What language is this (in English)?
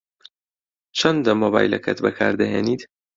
Central Kurdish